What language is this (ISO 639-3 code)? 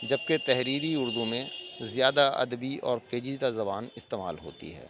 urd